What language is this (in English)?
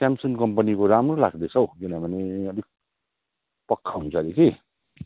Nepali